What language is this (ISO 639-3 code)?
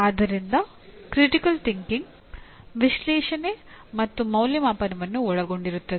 kan